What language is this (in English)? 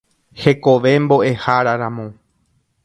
Guarani